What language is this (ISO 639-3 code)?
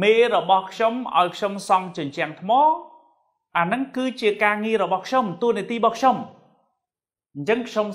vie